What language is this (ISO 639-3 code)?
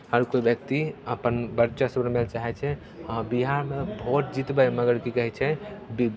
mai